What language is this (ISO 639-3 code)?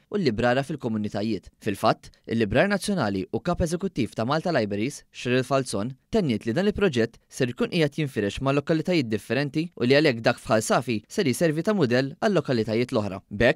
ara